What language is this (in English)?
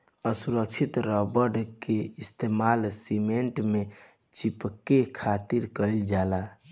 Bhojpuri